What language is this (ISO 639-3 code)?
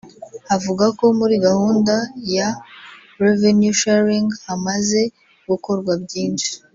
kin